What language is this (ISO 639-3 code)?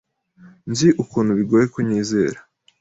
kin